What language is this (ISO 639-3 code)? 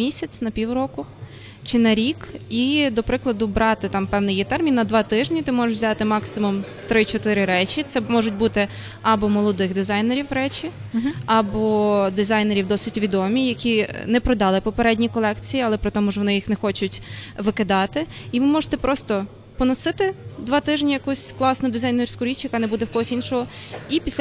ukr